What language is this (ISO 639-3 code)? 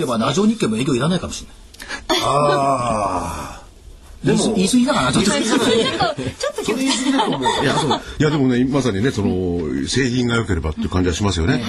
jpn